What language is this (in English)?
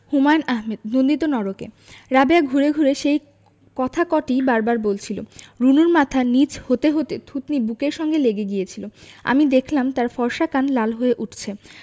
Bangla